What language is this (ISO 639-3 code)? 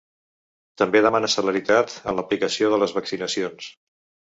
cat